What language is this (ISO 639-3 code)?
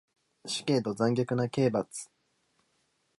jpn